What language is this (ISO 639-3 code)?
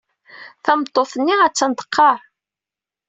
kab